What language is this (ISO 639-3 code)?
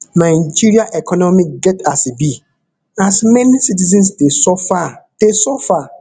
pcm